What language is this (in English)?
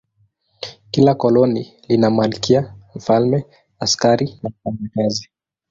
Swahili